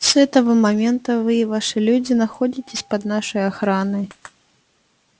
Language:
Russian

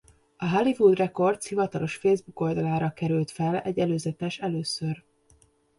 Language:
Hungarian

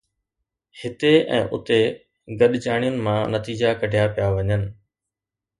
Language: Sindhi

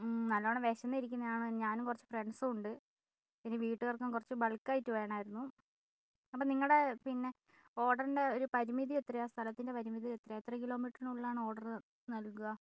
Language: Malayalam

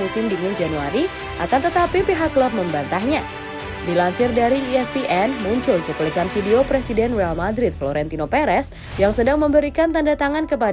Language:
Indonesian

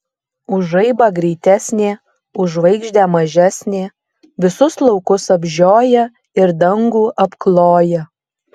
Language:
Lithuanian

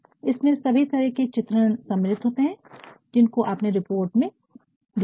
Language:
Hindi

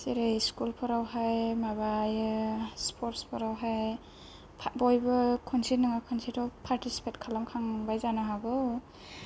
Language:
Bodo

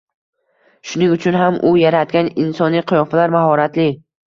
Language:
Uzbek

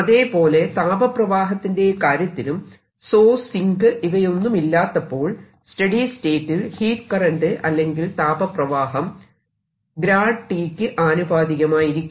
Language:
Malayalam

